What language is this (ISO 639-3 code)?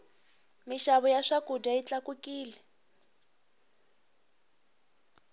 tso